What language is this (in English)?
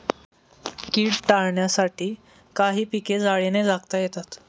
Marathi